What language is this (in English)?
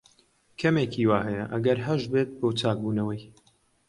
Central Kurdish